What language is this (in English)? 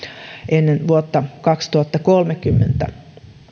Finnish